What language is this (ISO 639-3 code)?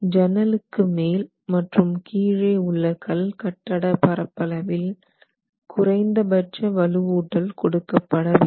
tam